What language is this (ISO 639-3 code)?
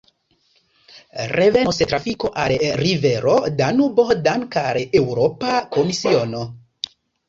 epo